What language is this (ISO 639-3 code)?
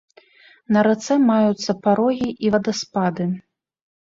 bel